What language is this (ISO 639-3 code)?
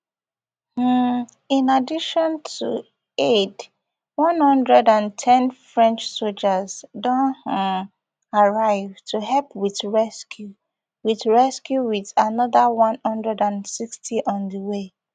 pcm